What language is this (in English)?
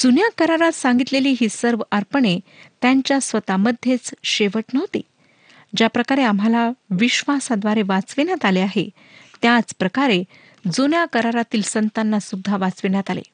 Marathi